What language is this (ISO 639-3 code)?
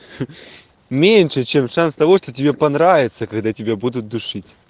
rus